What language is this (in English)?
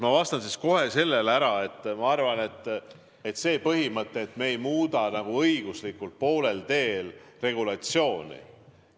Estonian